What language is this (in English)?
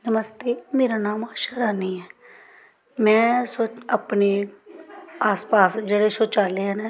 Dogri